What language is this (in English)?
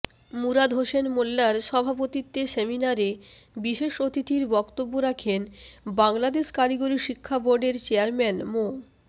Bangla